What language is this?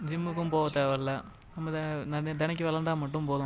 Tamil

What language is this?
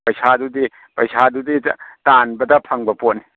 Manipuri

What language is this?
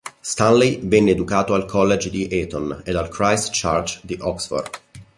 Italian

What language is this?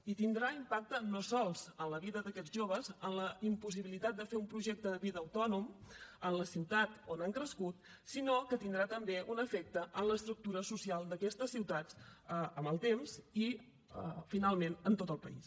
Catalan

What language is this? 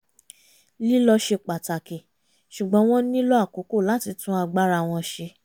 Yoruba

